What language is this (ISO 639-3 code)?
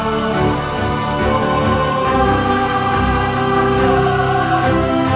ind